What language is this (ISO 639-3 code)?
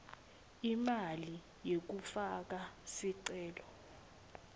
ssw